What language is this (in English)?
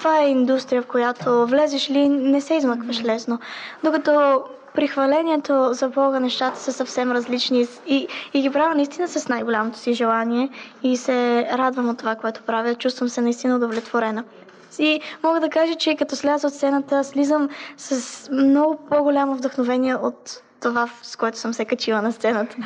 Bulgarian